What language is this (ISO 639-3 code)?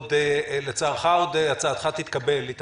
heb